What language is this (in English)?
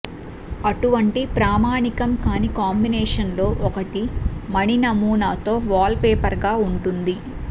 Telugu